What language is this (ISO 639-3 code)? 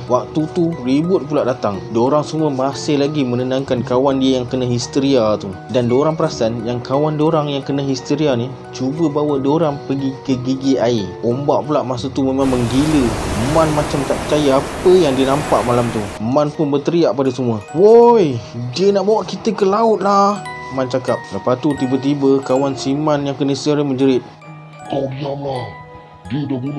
msa